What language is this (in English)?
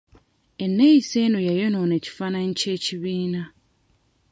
Ganda